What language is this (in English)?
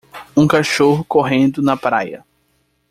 Portuguese